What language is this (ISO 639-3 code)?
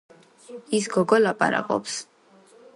kat